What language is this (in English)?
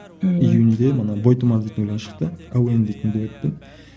Kazakh